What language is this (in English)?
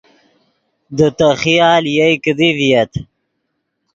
Yidgha